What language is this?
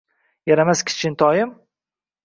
Uzbek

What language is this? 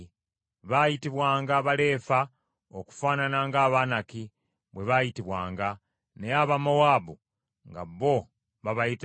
Ganda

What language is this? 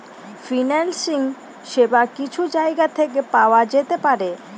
Bangla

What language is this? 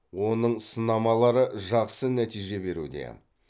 Kazakh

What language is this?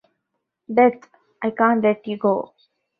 English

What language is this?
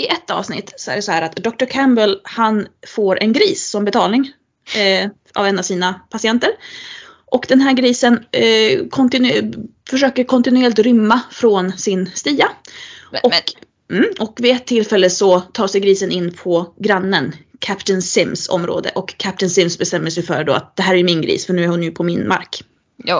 Swedish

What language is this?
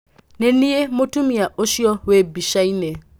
Kikuyu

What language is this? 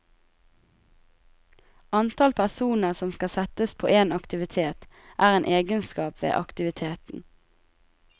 Norwegian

